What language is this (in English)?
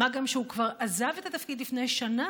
Hebrew